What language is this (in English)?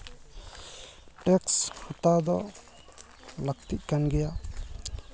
Santali